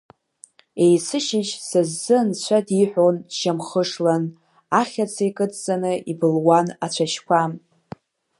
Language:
Abkhazian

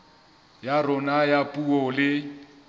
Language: Southern Sotho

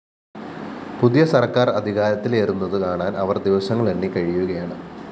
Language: Malayalam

